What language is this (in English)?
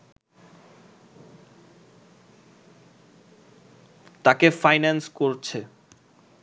Bangla